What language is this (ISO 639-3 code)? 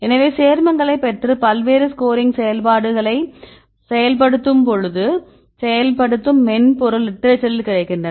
tam